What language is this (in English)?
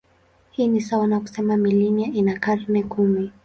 Swahili